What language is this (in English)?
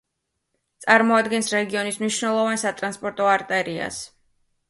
Georgian